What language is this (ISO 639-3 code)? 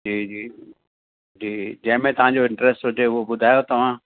snd